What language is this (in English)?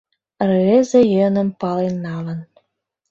Mari